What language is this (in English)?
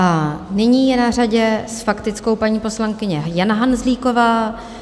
Czech